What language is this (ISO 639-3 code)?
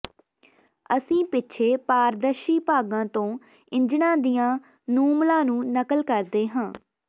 pan